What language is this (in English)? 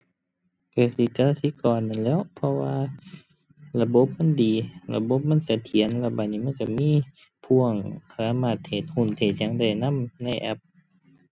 Thai